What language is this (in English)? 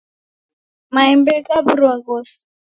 Taita